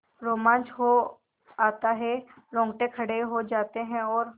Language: Hindi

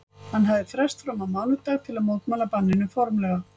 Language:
Icelandic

